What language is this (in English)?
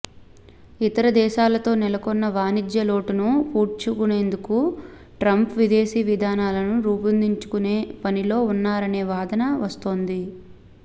Telugu